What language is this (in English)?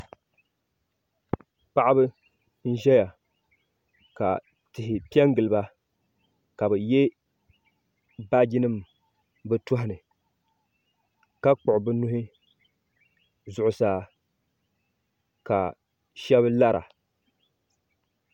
Dagbani